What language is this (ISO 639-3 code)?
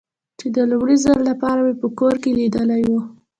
pus